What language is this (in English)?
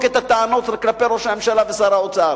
Hebrew